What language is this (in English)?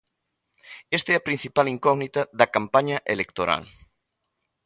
Galician